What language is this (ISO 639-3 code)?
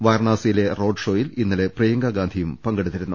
mal